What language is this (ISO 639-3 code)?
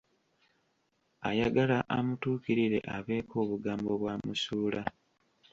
lug